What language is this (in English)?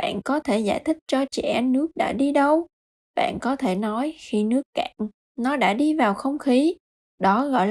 Vietnamese